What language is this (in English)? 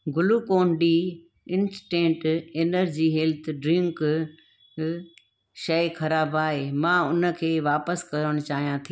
Sindhi